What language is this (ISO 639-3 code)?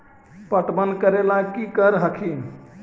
mag